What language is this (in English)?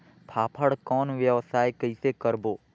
Chhattisgarhi